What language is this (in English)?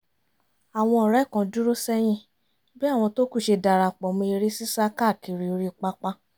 Yoruba